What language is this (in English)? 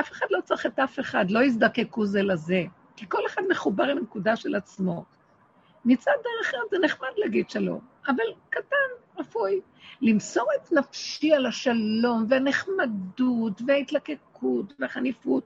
Hebrew